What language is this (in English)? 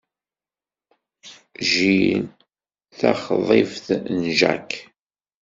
Kabyle